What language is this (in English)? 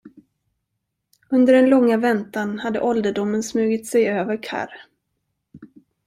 Swedish